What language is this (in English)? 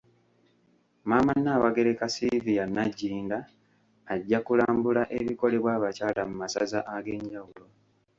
Ganda